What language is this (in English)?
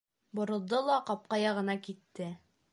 Bashkir